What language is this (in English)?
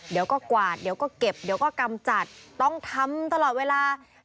Thai